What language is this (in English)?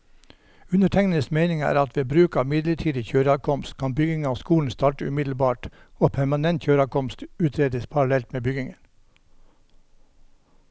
Norwegian